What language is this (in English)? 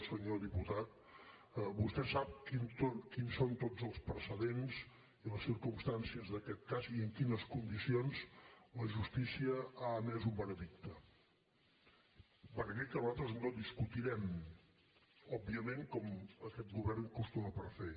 Catalan